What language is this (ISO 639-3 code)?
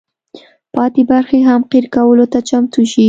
pus